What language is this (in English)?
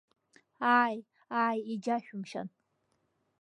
Abkhazian